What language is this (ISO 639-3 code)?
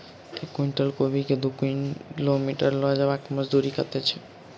mai